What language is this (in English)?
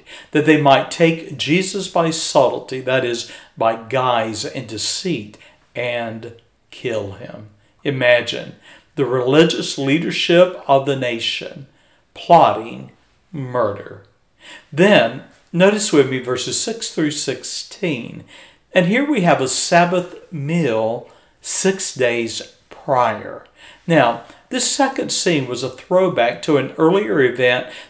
English